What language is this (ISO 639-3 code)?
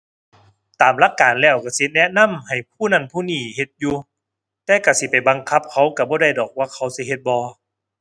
tha